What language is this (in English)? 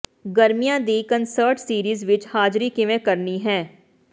Punjabi